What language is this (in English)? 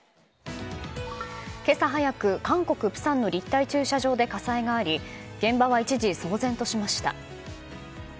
Japanese